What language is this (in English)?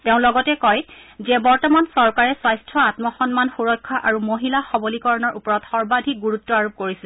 Assamese